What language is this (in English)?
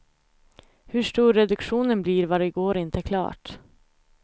Swedish